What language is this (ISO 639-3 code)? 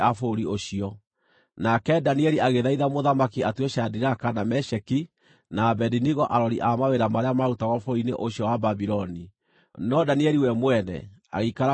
kik